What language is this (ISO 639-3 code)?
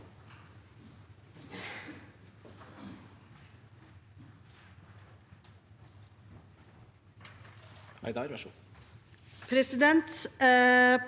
nor